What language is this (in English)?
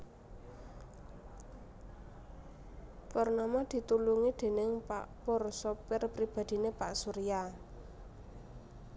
Javanese